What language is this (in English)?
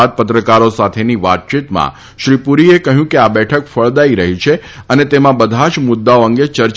Gujarati